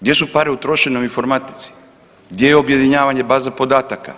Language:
Croatian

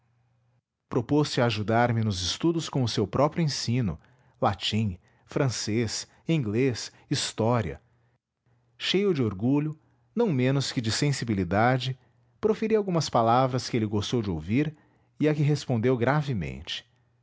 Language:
Portuguese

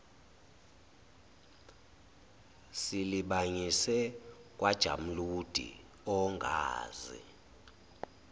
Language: Zulu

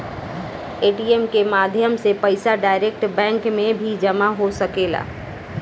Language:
Bhojpuri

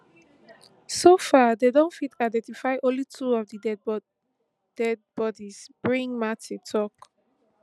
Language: Nigerian Pidgin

